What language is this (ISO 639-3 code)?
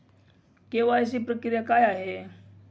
mar